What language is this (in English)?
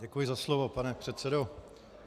Czech